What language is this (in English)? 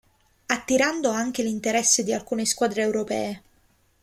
Italian